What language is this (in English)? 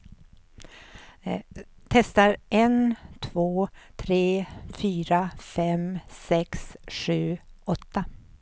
Swedish